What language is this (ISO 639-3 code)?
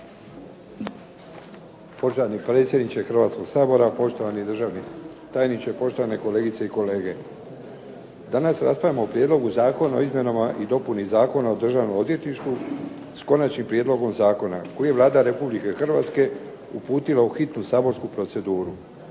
hrv